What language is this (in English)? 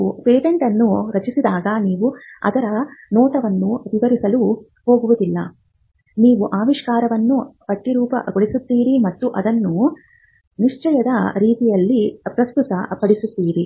Kannada